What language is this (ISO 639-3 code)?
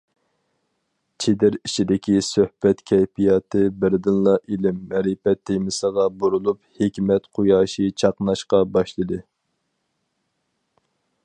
uig